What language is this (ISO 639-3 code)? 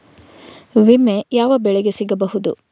kan